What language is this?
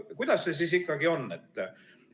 Estonian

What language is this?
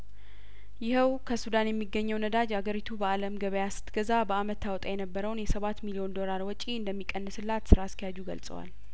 Amharic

